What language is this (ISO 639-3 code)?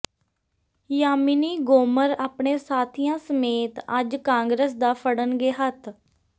pan